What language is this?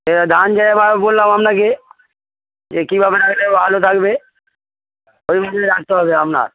Bangla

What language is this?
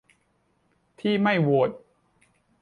Thai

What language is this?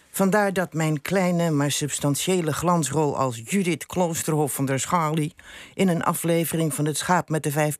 Dutch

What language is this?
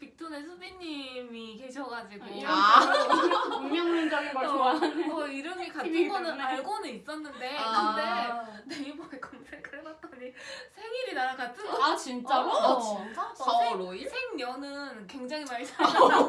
Korean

